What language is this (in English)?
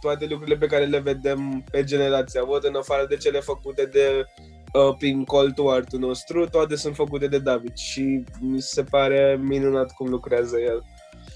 Romanian